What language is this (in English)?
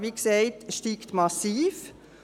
Swiss German